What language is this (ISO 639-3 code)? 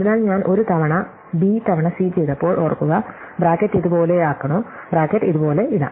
mal